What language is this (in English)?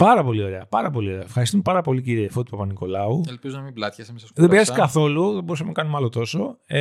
Greek